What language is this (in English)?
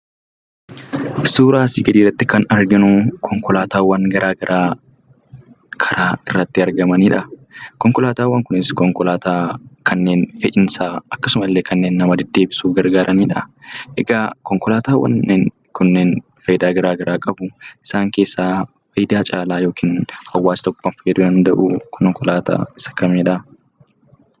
Oromo